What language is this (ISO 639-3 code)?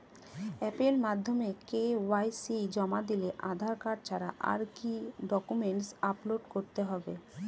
ben